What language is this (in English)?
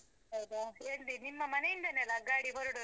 Kannada